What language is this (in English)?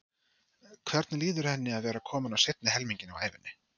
Icelandic